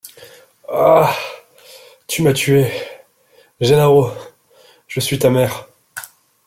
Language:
French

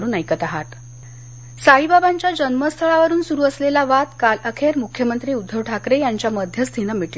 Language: Marathi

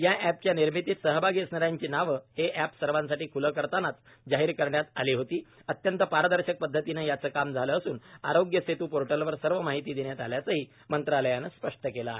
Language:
Marathi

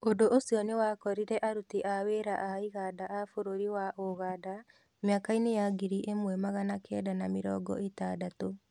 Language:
Kikuyu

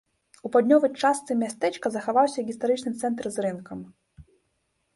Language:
Belarusian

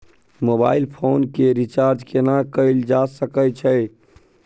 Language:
Maithili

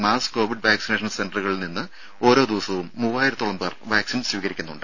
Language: Malayalam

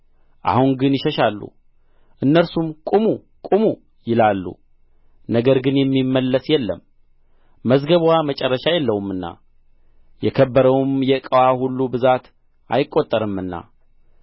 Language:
Amharic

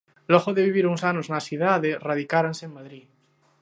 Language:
Galician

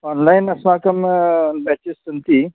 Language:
Sanskrit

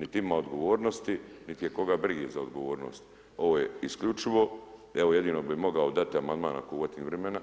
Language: Croatian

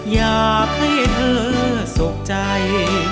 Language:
Thai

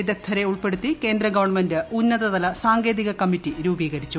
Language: Malayalam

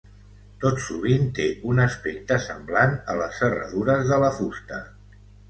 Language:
Catalan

